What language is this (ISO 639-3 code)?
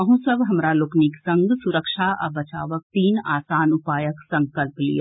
mai